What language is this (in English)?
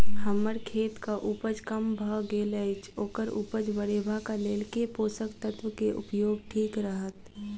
Maithili